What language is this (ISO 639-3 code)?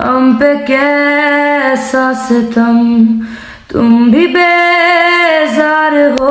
urd